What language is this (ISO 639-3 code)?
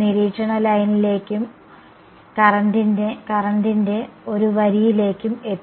mal